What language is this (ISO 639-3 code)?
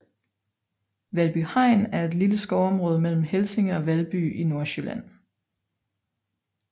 dan